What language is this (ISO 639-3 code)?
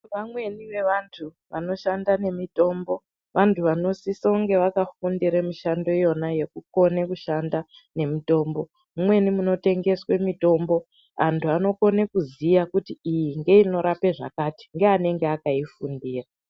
ndc